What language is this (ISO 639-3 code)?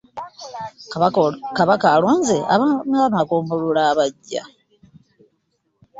lug